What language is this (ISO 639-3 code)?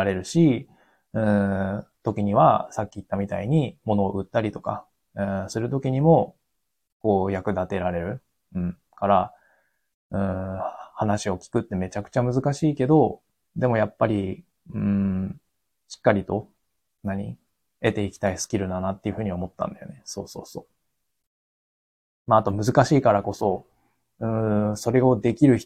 jpn